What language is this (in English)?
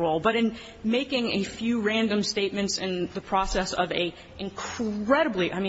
English